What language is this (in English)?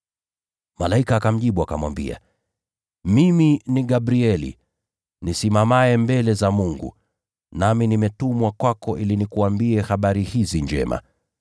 Swahili